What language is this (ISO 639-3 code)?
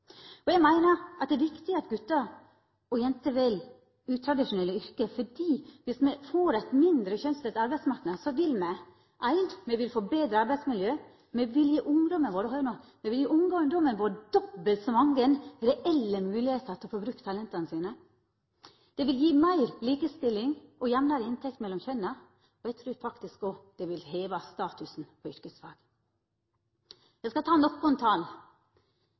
nno